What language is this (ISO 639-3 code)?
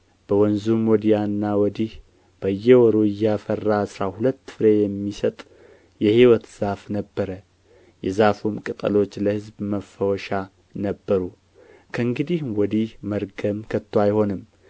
amh